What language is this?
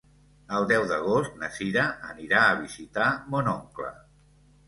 Catalan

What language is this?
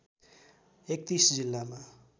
Nepali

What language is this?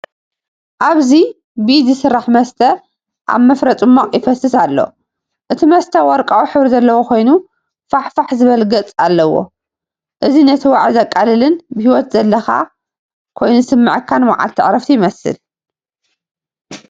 Tigrinya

